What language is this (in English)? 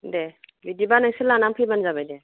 Bodo